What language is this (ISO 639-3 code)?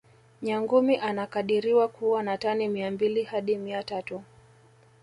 swa